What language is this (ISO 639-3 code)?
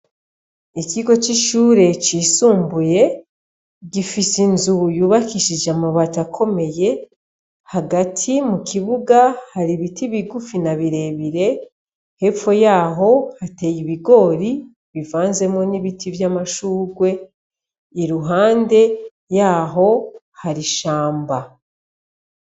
run